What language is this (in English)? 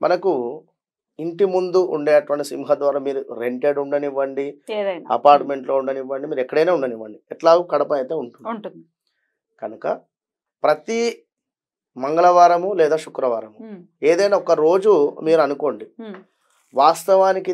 Telugu